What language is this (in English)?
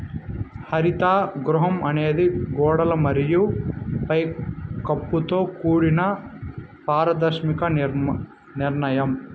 Telugu